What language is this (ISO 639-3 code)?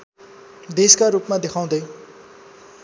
nep